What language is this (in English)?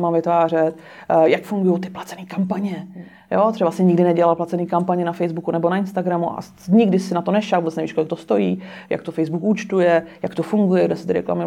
Czech